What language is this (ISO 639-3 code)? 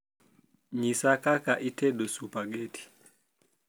luo